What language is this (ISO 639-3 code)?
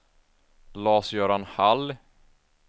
swe